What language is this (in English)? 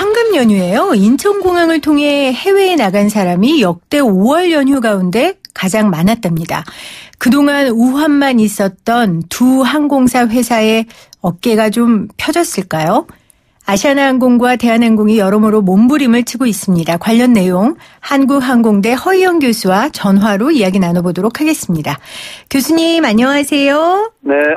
Korean